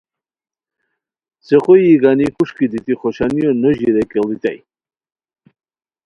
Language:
Khowar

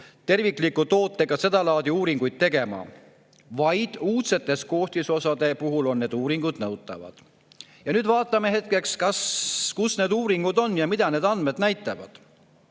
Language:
Estonian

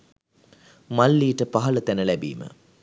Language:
Sinhala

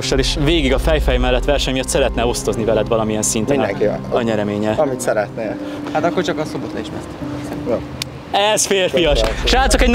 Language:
Hungarian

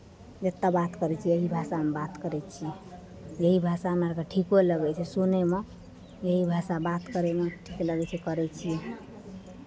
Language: Maithili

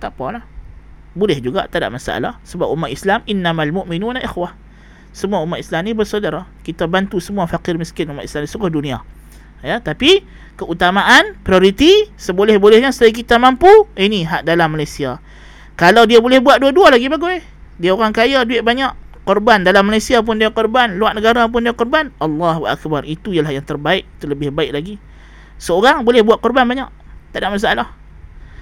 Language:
Malay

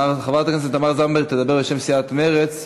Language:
Hebrew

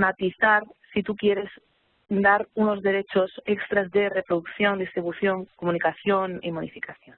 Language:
Spanish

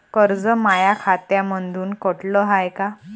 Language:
Marathi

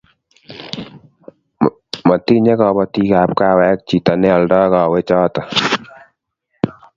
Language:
Kalenjin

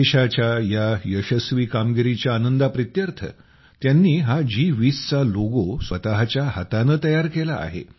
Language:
Marathi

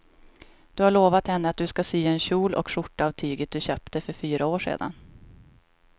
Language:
Swedish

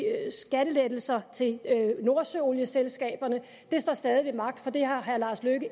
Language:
Danish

